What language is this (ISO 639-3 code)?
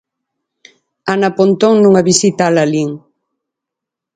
glg